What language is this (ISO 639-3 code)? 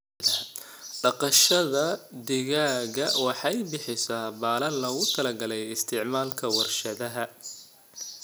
som